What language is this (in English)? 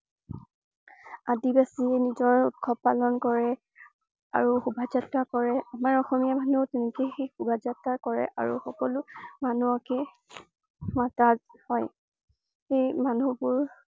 Assamese